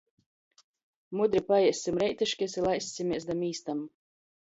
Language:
Latgalian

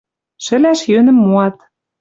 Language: Western Mari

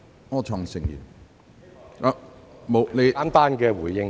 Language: Cantonese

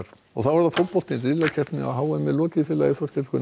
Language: Icelandic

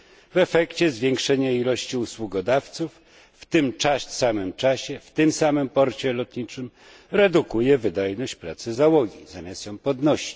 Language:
Polish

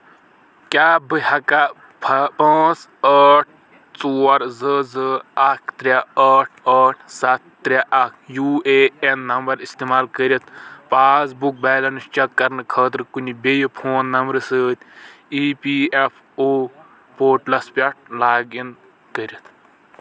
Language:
Kashmiri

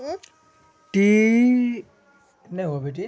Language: Magahi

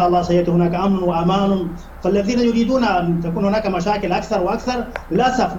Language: Arabic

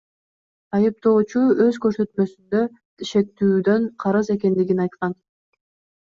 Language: Kyrgyz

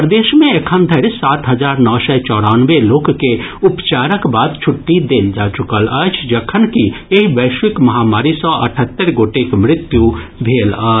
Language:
Maithili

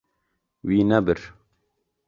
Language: Kurdish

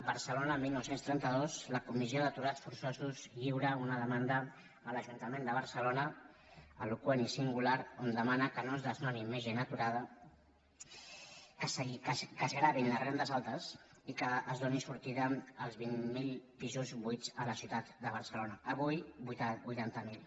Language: Catalan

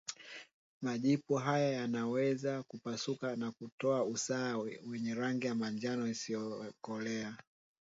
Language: Swahili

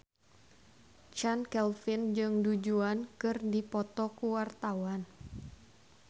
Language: Sundanese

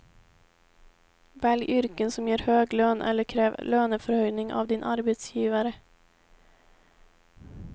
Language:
Swedish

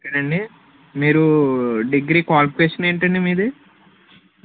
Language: Telugu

